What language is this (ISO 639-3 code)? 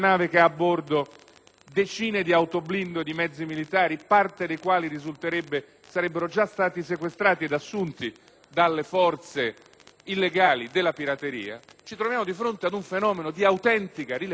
ita